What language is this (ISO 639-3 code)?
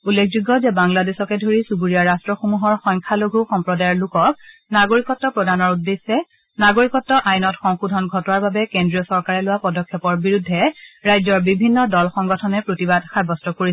asm